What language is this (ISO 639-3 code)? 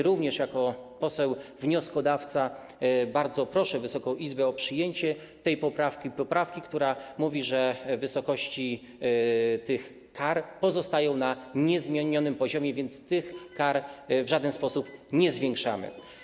pol